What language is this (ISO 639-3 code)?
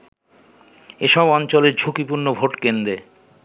ben